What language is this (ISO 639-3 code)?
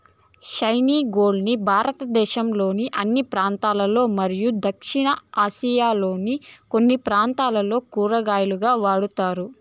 tel